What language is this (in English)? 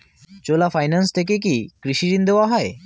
Bangla